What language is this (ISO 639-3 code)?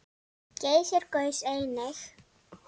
isl